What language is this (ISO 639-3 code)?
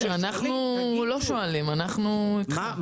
heb